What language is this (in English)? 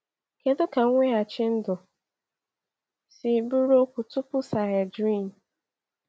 Igbo